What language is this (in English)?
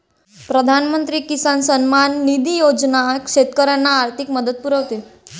Marathi